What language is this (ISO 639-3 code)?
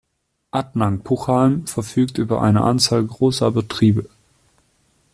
deu